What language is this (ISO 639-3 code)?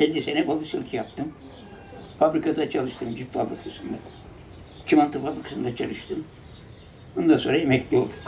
tur